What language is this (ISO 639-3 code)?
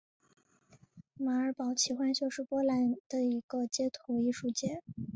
zho